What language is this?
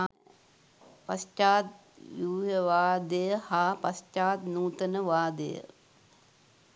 Sinhala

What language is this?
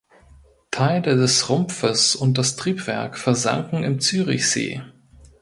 German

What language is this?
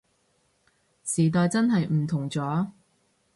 Cantonese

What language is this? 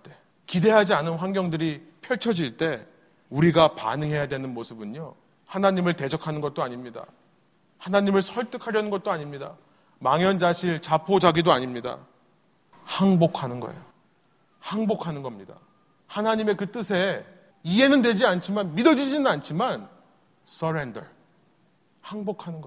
Korean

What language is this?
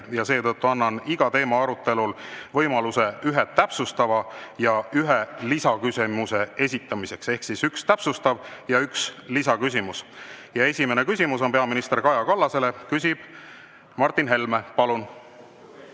Estonian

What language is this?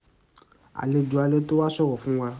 Yoruba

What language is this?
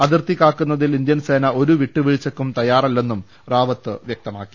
Malayalam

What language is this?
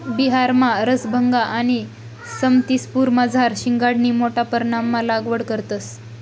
Marathi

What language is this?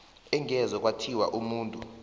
South Ndebele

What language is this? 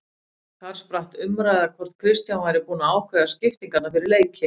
Icelandic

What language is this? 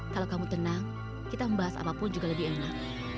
Indonesian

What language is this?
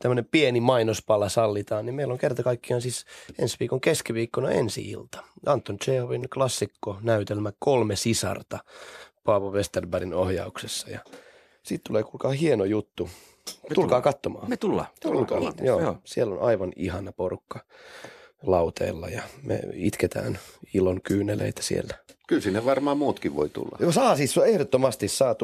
Finnish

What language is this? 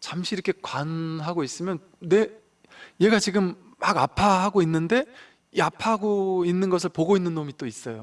Korean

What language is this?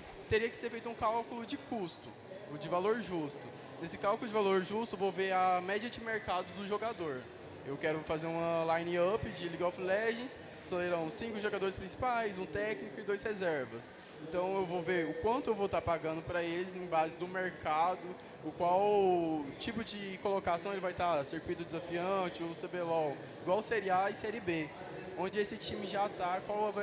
Portuguese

